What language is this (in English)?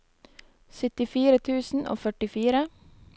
Norwegian